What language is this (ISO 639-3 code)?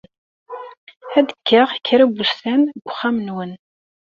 kab